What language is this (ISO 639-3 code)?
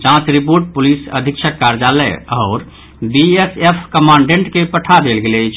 mai